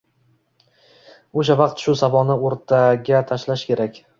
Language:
Uzbek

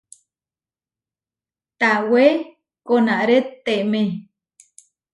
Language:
Huarijio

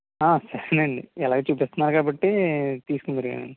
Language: Telugu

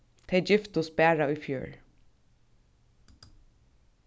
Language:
Faroese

